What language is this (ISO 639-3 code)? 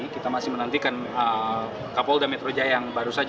ind